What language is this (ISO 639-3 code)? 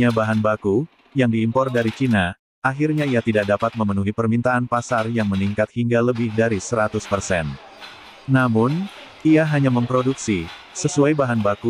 ind